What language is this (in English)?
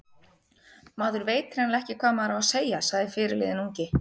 Icelandic